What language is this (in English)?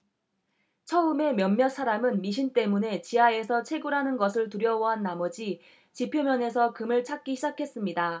Korean